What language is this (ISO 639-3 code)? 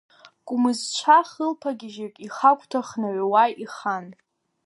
abk